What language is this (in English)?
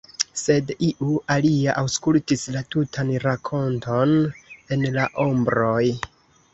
Esperanto